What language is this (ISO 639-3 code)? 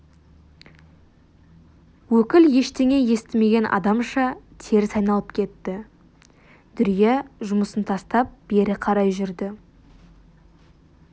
kaz